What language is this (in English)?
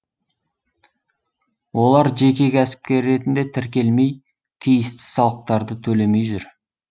Kazakh